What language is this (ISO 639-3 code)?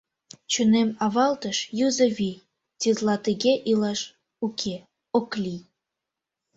chm